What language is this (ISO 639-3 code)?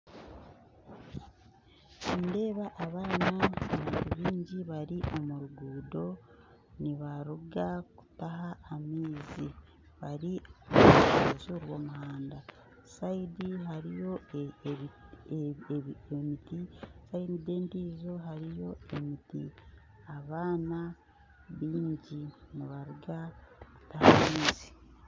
nyn